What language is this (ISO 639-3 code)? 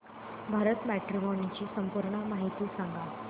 mar